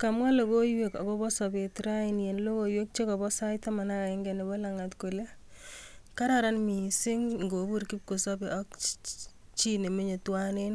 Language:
Kalenjin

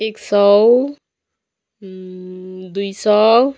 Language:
Nepali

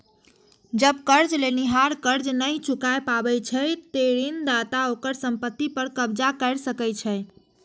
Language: Maithili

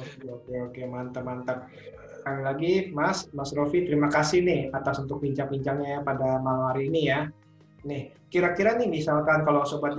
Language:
Indonesian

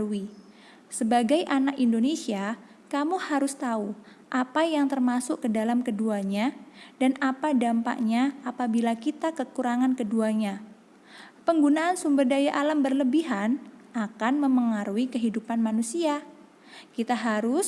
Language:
Indonesian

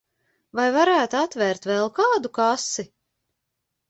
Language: Latvian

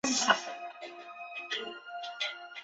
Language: Chinese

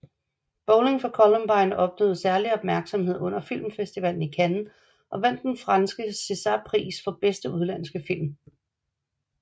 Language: Danish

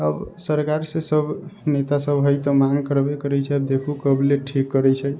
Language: Maithili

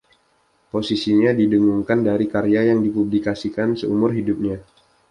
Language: Indonesian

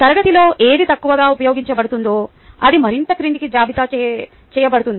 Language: Telugu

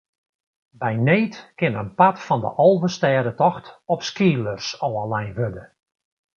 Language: Western Frisian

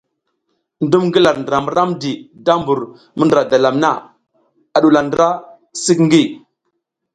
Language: South Giziga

